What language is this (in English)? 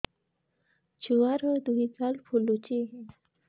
Odia